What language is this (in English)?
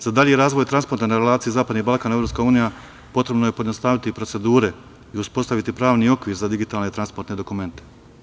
Serbian